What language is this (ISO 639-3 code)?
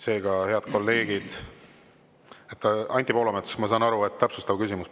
est